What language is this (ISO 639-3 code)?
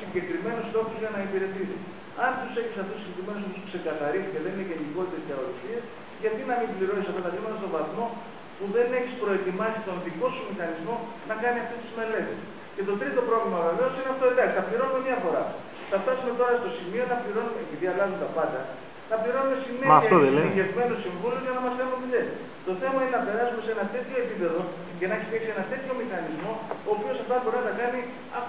ell